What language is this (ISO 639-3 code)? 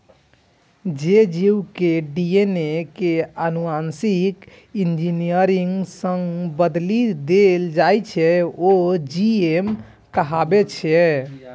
mai